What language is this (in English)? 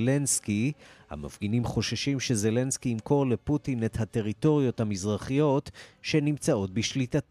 Hebrew